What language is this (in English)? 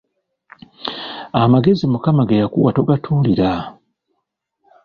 Ganda